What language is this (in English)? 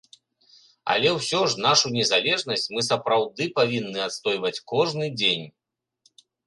Belarusian